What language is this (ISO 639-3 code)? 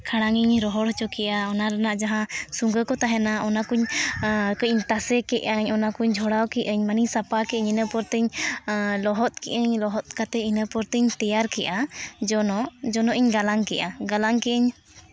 sat